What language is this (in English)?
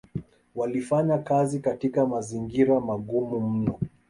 Swahili